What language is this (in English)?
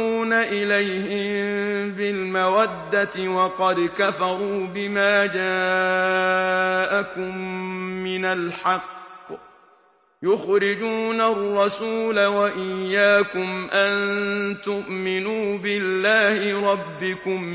Arabic